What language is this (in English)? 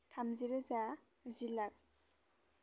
Bodo